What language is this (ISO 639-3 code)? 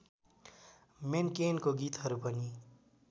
nep